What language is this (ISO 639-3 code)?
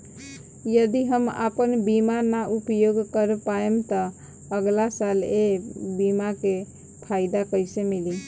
bho